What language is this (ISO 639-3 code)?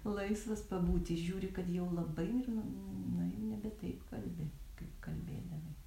lit